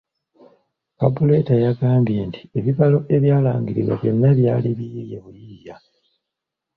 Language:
Ganda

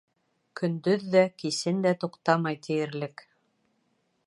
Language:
Bashkir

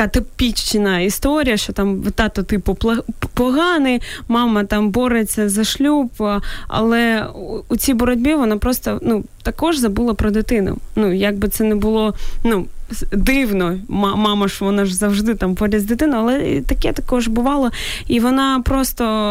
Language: Ukrainian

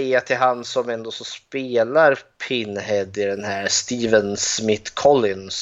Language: Swedish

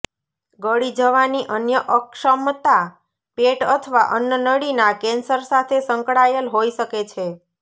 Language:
Gujarati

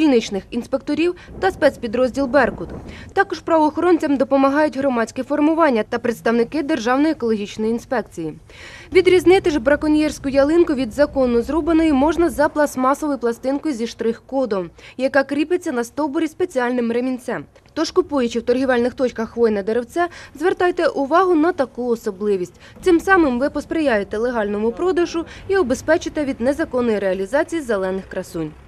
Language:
Ukrainian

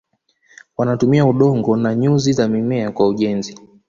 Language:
Swahili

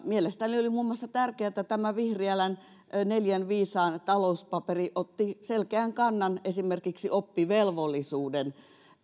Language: Finnish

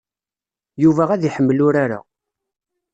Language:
Kabyle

